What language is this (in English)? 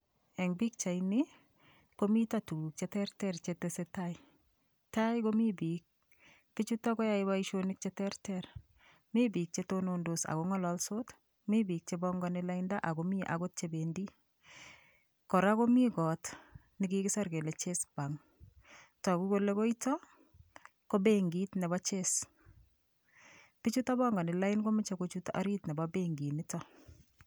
Kalenjin